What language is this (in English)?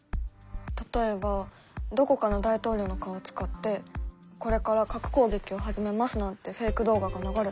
Japanese